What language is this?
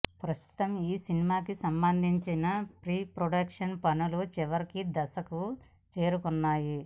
Telugu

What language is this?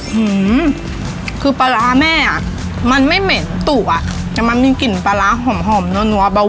Thai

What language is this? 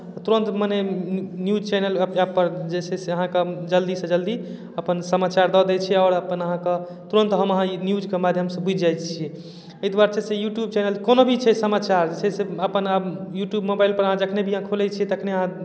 Maithili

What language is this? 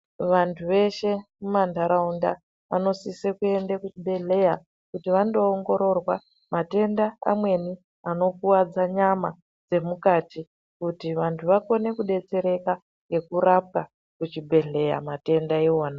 Ndau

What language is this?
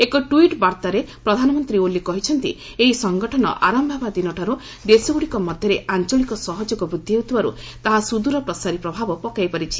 Odia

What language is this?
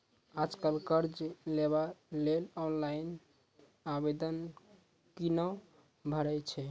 Maithili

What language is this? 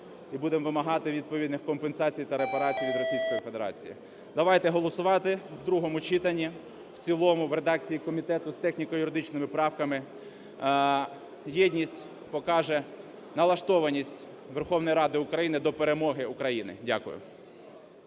Ukrainian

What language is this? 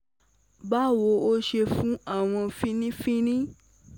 Yoruba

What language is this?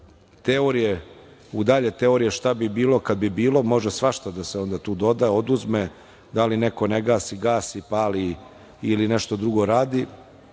Serbian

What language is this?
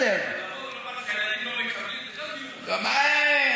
Hebrew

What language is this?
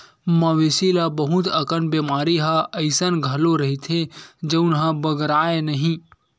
Chhattisgarhi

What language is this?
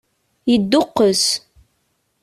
Kabyle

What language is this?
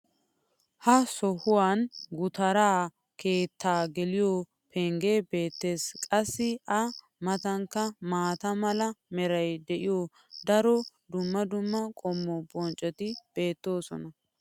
Wolaytta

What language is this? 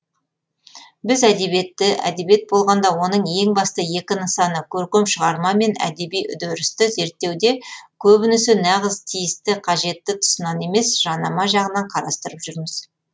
Kazakh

